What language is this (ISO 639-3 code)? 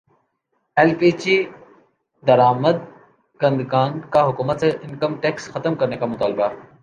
urd